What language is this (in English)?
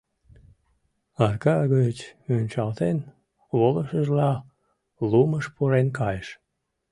Mari